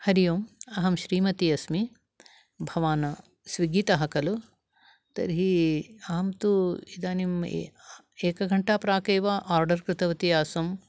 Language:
Sanskrit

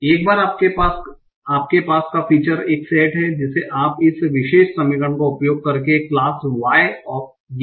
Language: Hindi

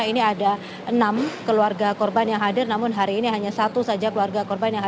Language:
Indonesian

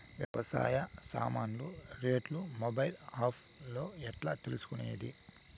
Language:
Telugu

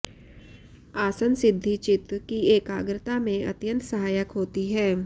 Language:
Sanskrit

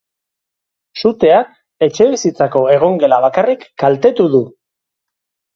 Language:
Basque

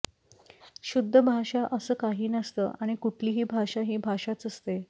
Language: Marathi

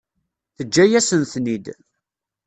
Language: Kabyle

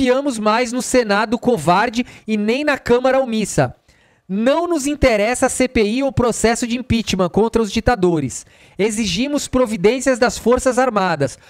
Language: Portuguese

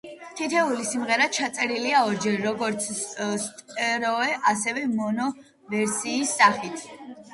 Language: Georgian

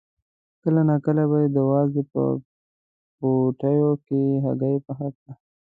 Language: Pashto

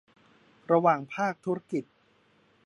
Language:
Thai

